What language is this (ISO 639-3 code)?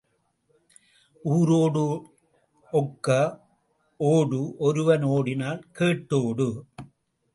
tam